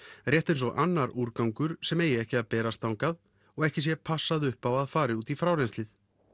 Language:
Icelandic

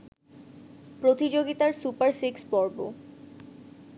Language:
Bangla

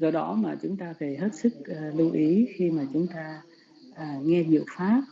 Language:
Vietnamese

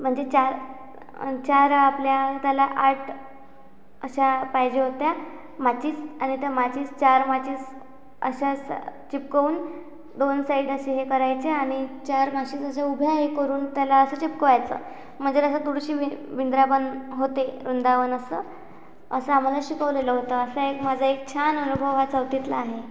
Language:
Marathi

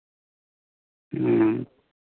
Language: Santali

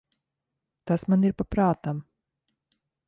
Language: Latvian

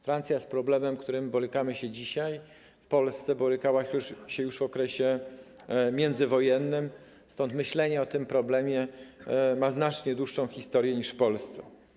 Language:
Polish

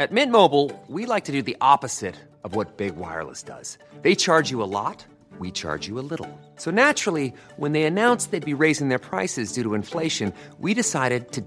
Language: Filipino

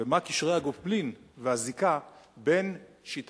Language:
Hebrew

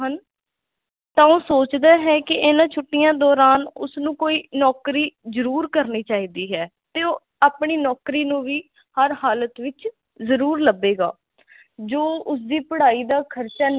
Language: Punjabi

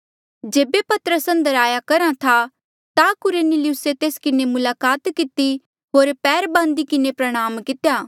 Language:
Mandeali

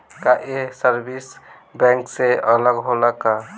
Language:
Bhojpuri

